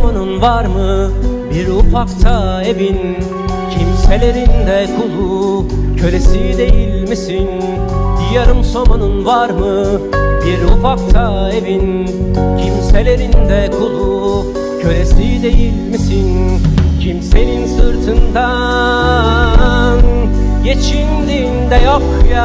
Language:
Turkish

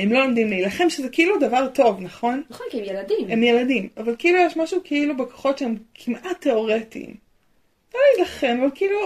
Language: Hebrew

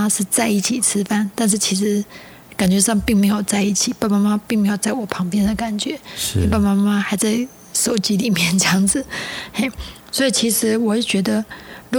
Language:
Chinese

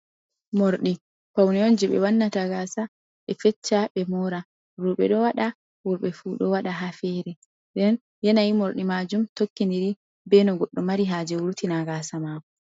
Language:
Fula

